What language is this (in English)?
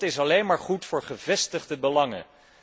Dutch